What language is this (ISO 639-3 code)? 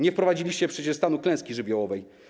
pol